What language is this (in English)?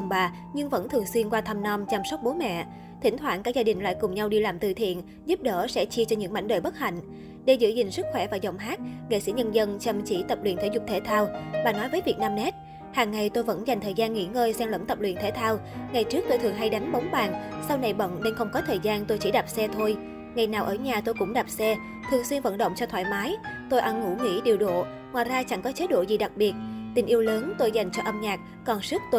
Vietnamese